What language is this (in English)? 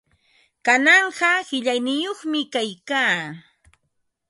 Ambo-Pasco Quechua